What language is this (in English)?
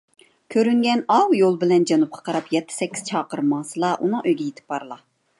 Uyghur